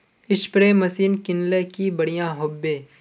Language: Magahi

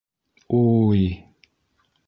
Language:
Bashkir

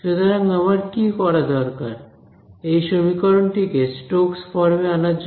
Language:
Bangla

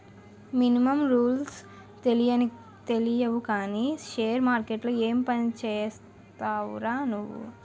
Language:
Telugu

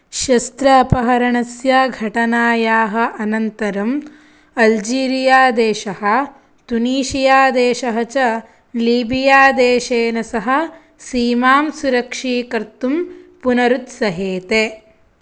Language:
Sanskrit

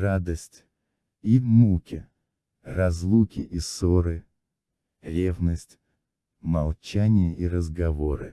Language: Russian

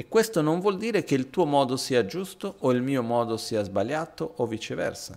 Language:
Italian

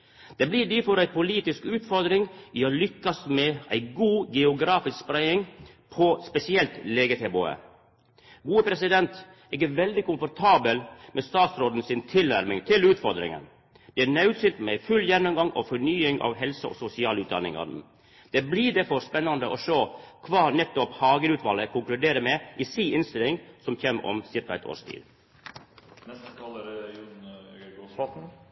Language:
Norwegian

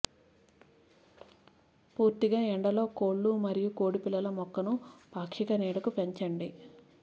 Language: Telugu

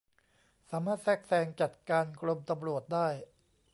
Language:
Thai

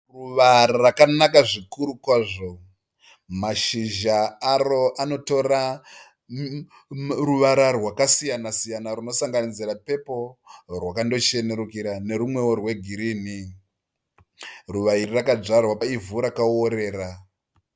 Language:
Shona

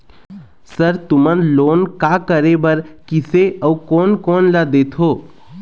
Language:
Chhattisgarhi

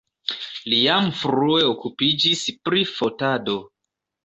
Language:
Esperanto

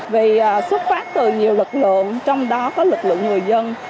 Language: Vietnamese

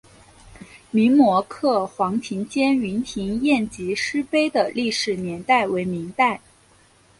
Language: Chinese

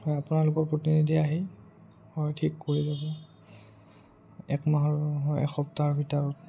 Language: Assamese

